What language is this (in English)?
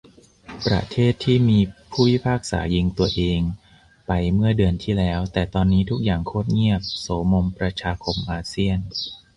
Thai